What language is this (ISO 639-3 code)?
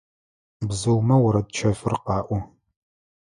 ady